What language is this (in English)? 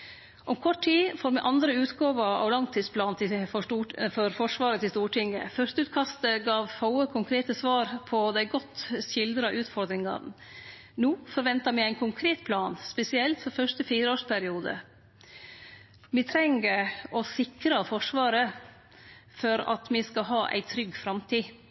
Norwegian Nynorsk